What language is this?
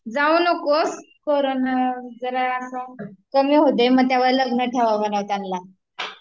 Marathi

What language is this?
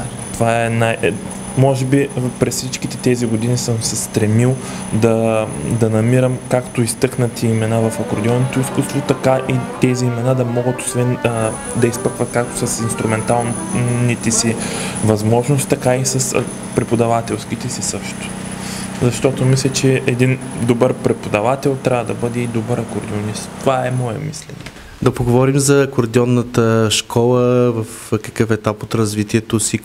Bulgarian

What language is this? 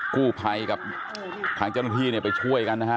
Thai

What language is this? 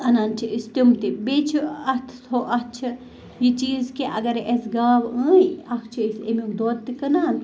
Kashmiri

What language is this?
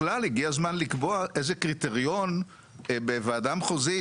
Hebrew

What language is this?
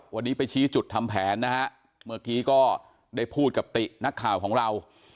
Thai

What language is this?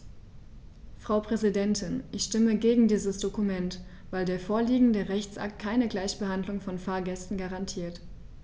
German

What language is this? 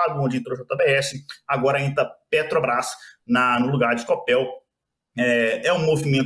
Portuguese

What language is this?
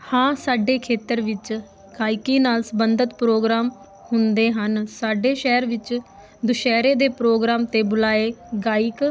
Punjabi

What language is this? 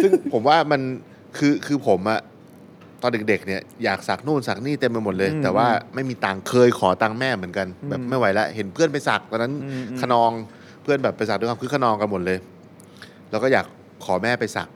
Thai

